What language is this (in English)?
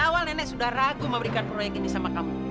Indonesian